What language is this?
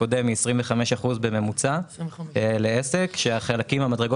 Hebrew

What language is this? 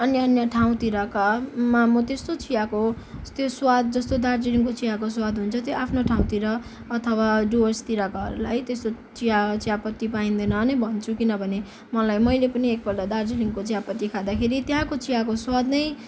Nepali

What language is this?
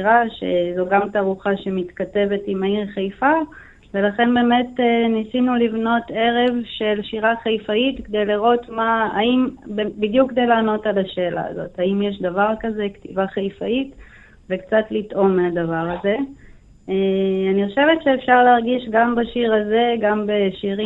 Hebrew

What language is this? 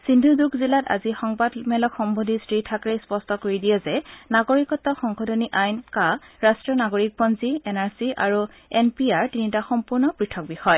Assamese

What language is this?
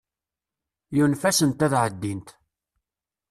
Kabyle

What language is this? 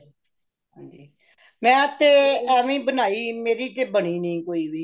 Punjabi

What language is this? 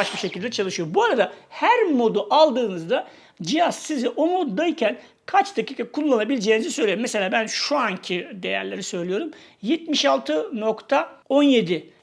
Turkish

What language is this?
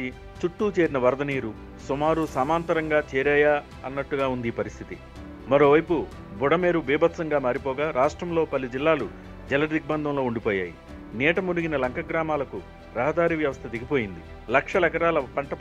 Telugu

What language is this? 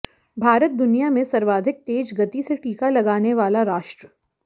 Hindi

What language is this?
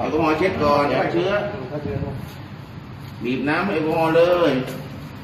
Thai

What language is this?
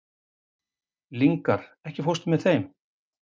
Icelandic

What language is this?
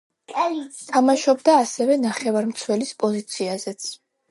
Georgian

